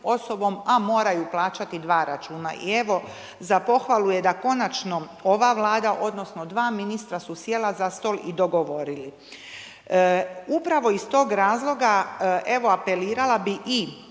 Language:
Croatian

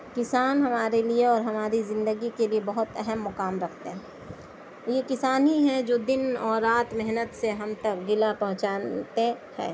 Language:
Urdu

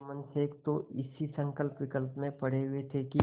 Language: Hindi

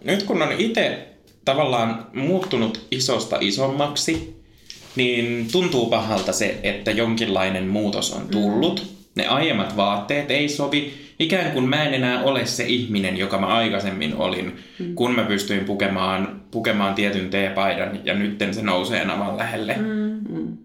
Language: Finnish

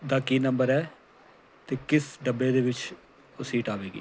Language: Punjabi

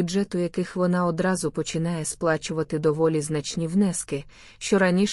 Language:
Ukrainian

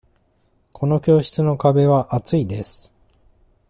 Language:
Japanese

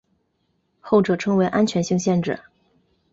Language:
Chinese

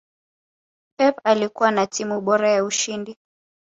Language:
Swahili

